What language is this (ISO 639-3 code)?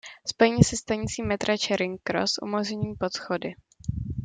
ces